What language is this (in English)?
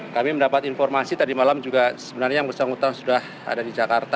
Indonesian